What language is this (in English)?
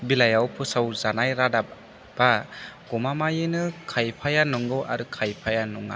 Bodo